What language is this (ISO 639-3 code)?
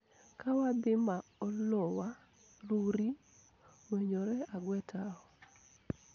luo